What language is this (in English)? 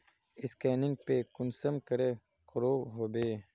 Magahi